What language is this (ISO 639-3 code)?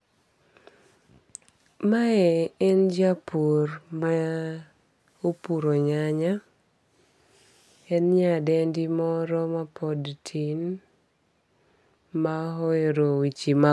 luo